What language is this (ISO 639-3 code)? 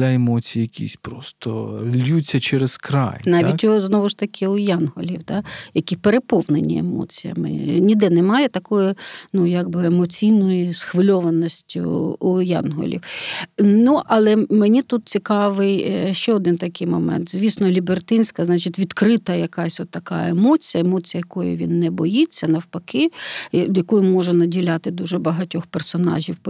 ukr